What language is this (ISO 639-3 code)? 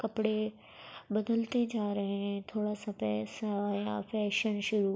urd